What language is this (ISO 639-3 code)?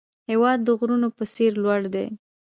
pus